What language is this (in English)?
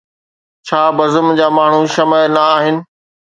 Sindhi